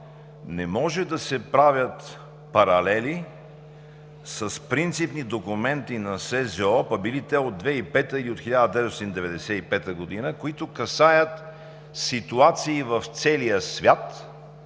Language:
Bulgarian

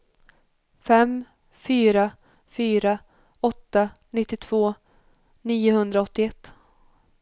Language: Swedish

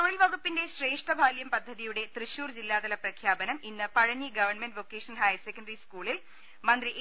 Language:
Malayalam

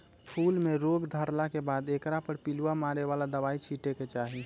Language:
Magahi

